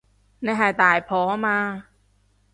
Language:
Cantonese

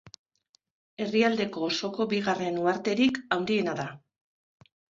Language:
Basque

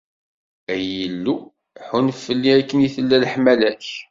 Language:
Kabyle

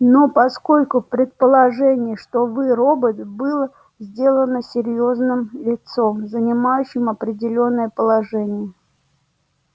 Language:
Russian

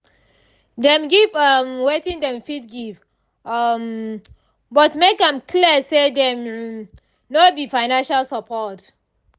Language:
Nigerian Pidgin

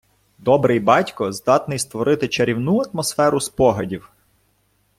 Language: Ukrainian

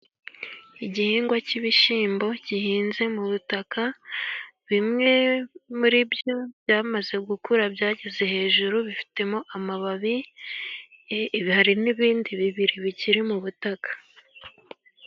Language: Kinyarwanda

